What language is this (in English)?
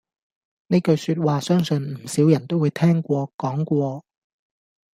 Cantonese